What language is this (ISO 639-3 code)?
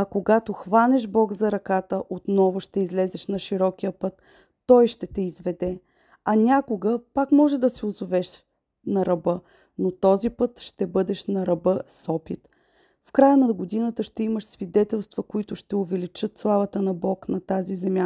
bul